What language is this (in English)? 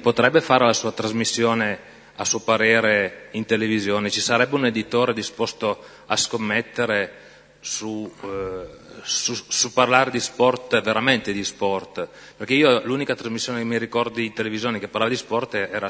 Italian